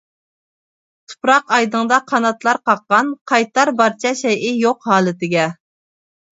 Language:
Uyghur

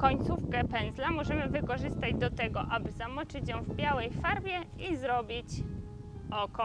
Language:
Polish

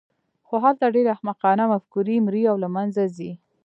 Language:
Pashto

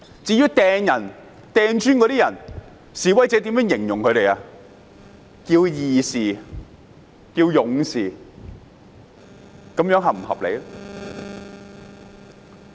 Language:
Cantonese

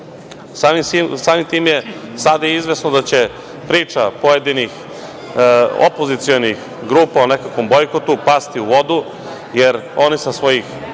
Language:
Serbian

